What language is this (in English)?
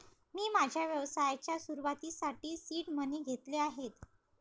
Marathi